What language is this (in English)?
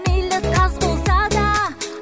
Kazakh